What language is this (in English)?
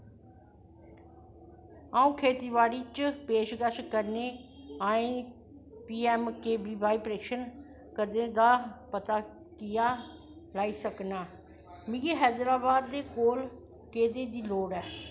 Dogri